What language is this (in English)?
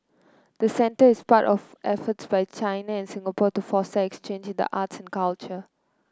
English